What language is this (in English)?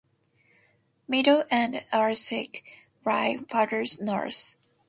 English